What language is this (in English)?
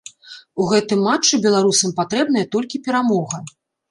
Belarusian